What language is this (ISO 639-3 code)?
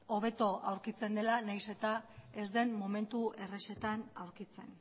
eus